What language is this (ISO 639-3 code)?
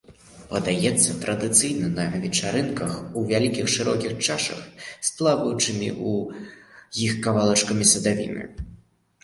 bel